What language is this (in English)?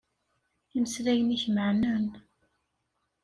Kabyle